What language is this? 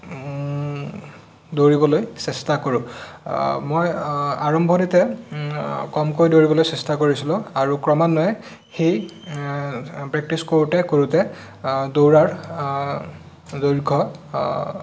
Assamese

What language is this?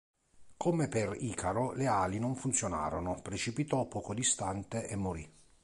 Italian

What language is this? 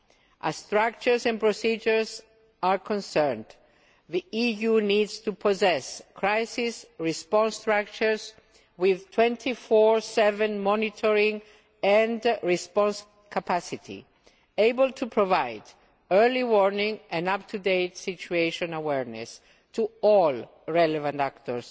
English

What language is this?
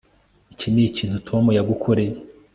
Kinyarwanda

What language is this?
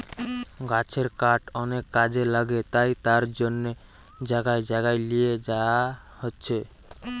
Bangla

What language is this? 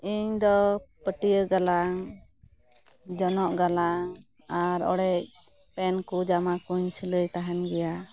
Santali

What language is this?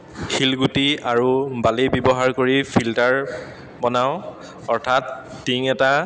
Assamese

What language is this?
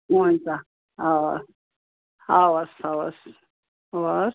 Nepali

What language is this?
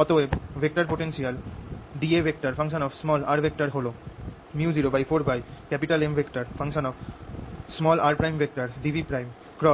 Bangla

